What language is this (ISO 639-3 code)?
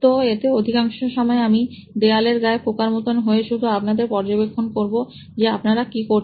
ben